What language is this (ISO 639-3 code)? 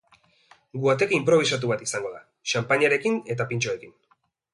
eus